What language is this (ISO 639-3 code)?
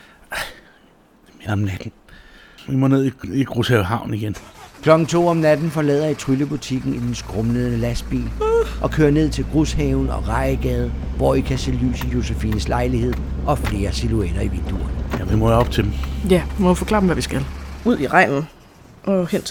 dan